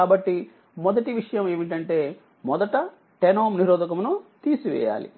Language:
Telugu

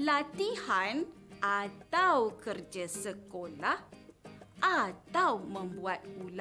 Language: Malay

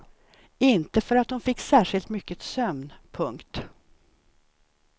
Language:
Swedish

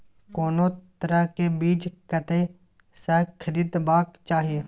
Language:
Maithili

